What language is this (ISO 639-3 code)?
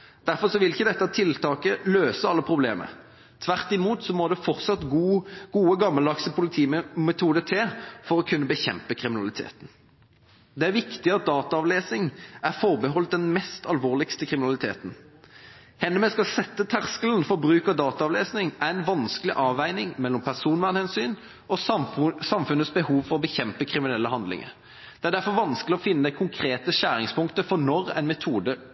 nob